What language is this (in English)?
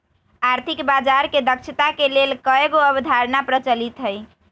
Magahi